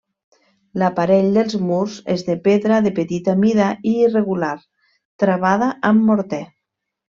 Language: Catalan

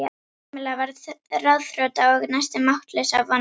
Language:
Icelandic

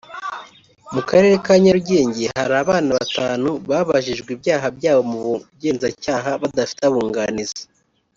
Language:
Kinyarwanda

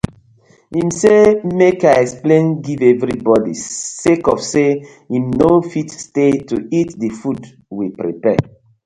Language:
Nigerian Pidgin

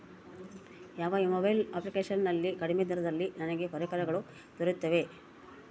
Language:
Kannada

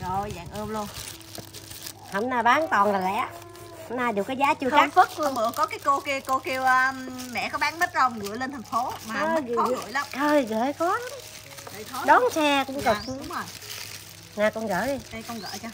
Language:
Vietnamese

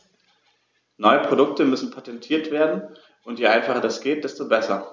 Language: German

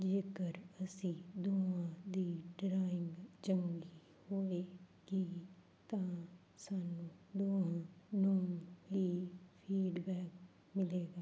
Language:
Punjabi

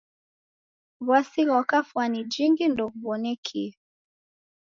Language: Taita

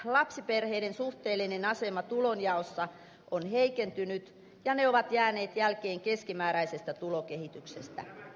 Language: Finnish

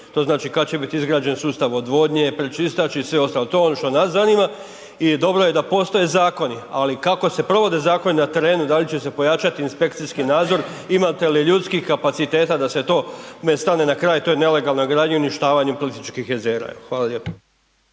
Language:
Croatian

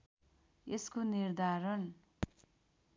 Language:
Nepali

